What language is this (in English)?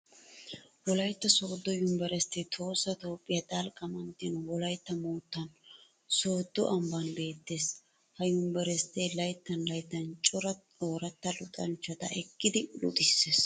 Wolaytta